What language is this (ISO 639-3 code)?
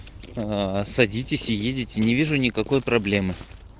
rus